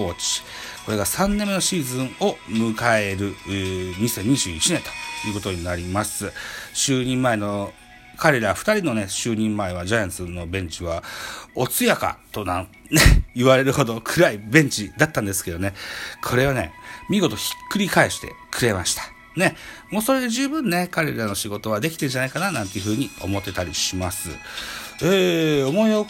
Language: Japanese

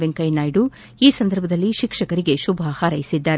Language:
Kannada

